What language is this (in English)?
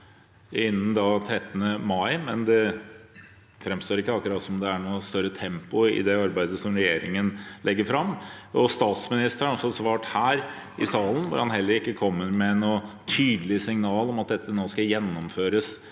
Norwegian